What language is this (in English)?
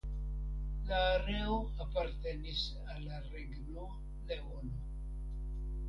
Esperanto